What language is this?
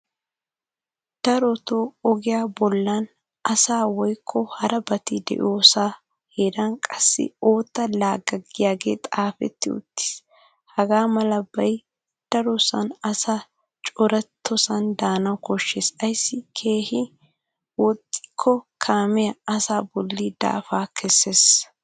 Wolaytta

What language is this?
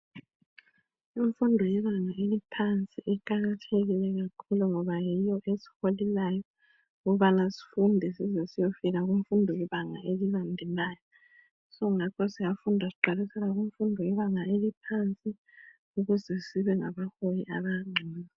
North Ndebele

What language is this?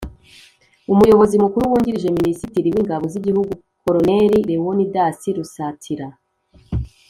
Kinyarwanda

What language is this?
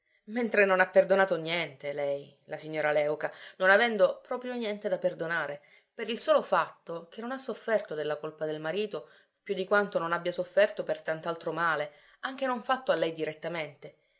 Italian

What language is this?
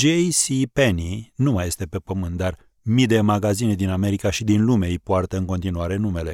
Romanian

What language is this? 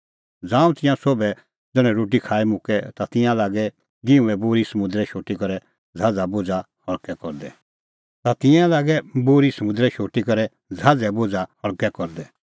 Kullu Pahari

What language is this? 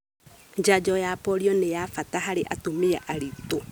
Kikuyu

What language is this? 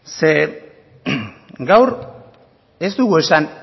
Basque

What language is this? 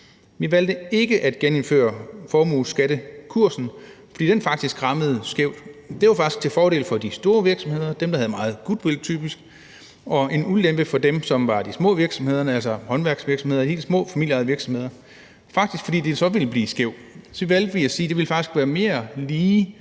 Danish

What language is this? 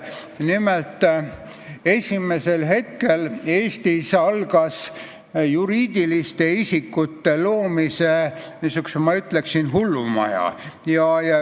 Estonian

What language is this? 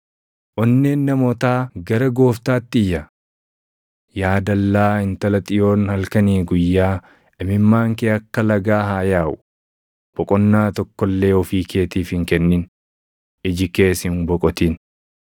Oromo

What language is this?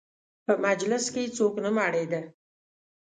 Pashto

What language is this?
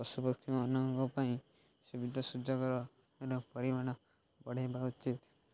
Odia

